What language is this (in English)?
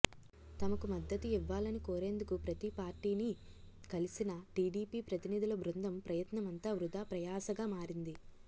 Telugu